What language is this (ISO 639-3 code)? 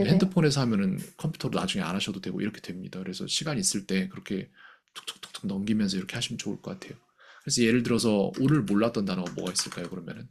kor